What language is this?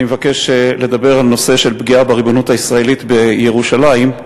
Hebrew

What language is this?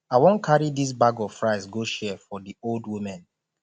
Nigerian Pidgin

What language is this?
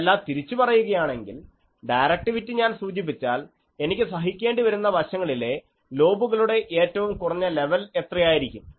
Malayalam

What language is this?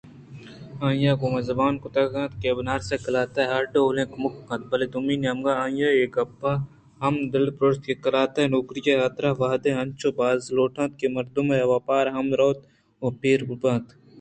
Eastern Balochi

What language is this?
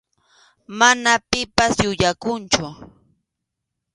Arequipa-La Unión Quechua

